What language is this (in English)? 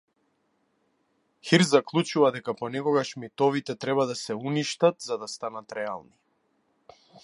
Macedonian